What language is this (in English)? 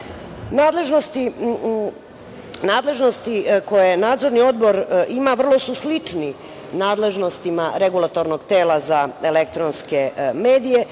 Serbian